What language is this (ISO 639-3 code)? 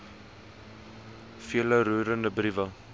afr